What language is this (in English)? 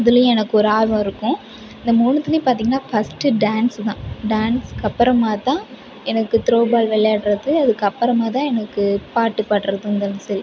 Tamil